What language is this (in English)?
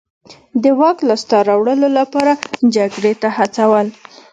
Pashto